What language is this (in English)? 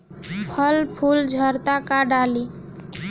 Bhojpuri